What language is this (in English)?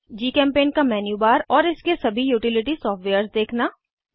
Hindi